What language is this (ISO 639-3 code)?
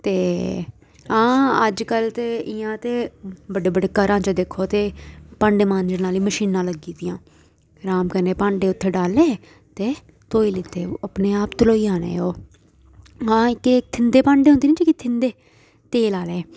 doi